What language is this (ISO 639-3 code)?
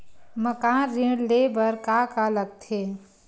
hne